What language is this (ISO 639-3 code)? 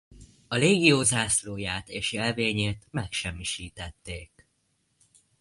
hun